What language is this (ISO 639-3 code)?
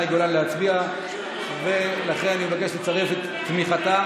heb